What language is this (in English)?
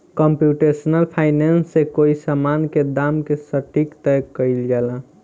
Bhojpuri